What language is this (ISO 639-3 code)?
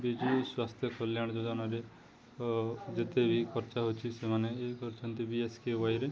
ori